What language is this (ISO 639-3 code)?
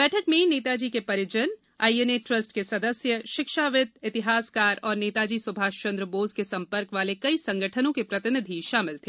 hin